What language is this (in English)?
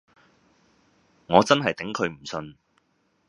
Cantonese